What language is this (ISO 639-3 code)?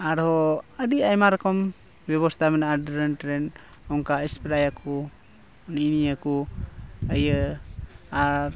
sat